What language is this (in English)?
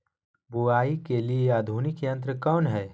Magahi